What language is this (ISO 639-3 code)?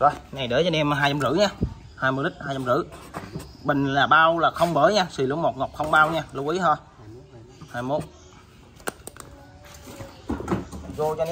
vie